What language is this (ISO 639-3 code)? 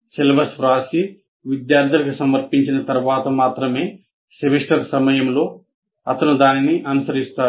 tel